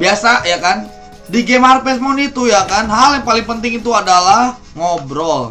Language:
Indonesian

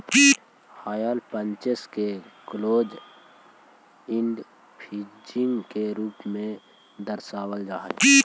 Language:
Magahi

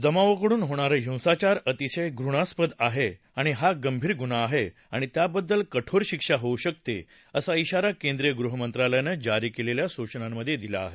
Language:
Marathi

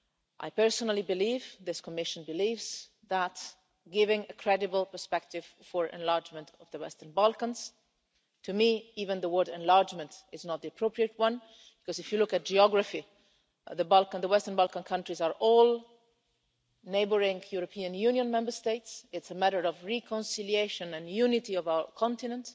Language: English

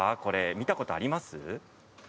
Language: Japanese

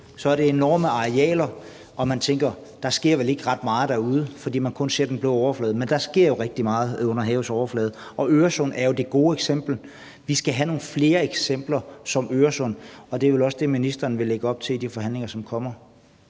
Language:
Danish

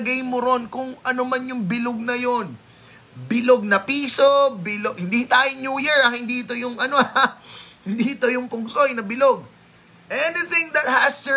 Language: Filipino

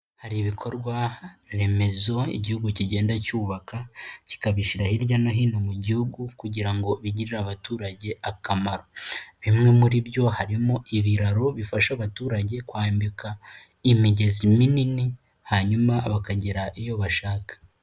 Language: Kinyarwanda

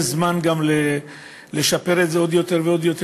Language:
Hebrew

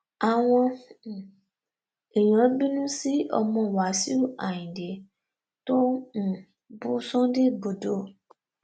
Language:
Yoruba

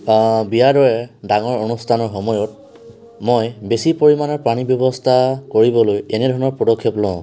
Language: Assamese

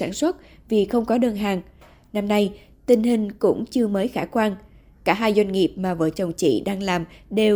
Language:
Vietnamese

